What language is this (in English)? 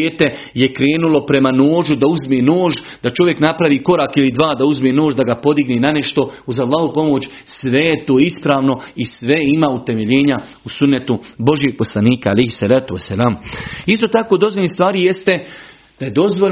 Croatian